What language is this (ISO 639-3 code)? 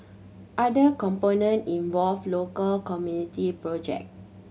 eng